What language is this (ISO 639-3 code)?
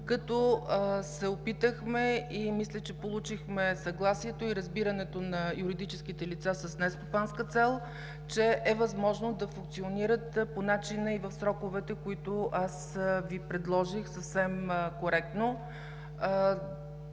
bul